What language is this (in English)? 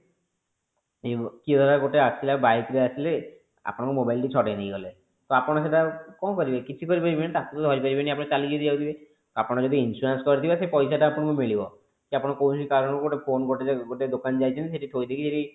Odia